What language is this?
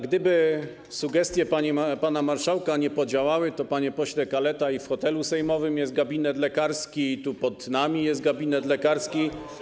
Polish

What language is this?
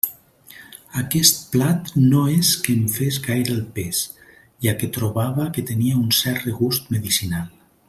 Catalan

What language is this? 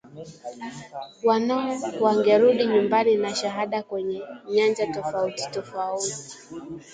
Swahili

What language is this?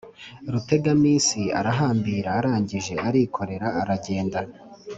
Kinyarwanda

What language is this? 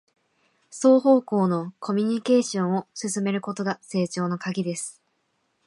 Japanese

